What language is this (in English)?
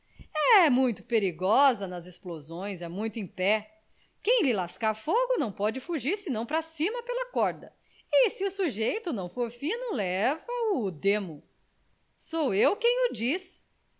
Portuguese